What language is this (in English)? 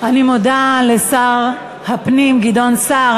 Hebrew